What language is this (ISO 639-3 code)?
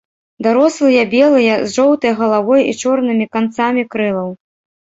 bel